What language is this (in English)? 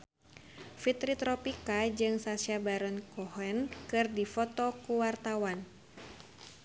Sundanese